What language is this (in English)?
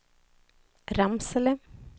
Swedish